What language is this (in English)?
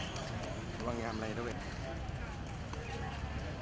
Thai